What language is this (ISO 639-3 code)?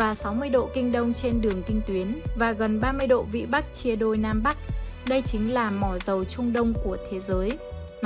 vie